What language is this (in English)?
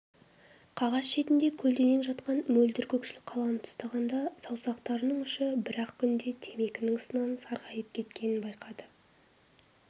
Kazakh